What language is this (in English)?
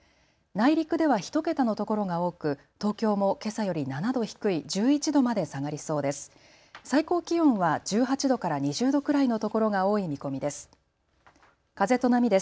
Japanese